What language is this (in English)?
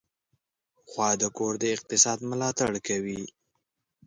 Pashto